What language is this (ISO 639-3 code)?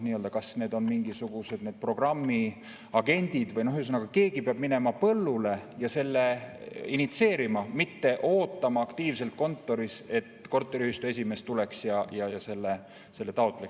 est